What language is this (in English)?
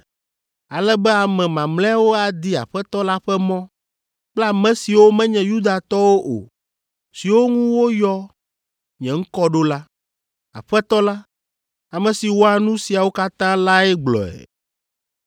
Ewe